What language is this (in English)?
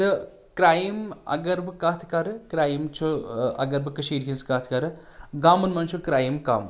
Kashmiri